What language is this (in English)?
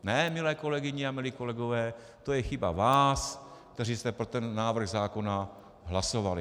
Czech